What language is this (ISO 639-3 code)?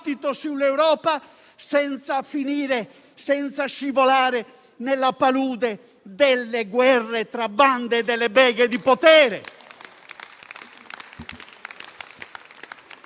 ita